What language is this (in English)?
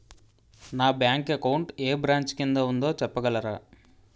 Telugu